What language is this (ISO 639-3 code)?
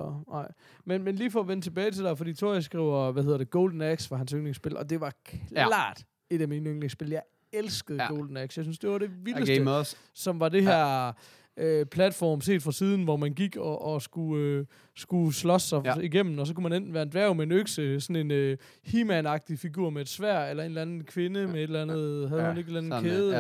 dan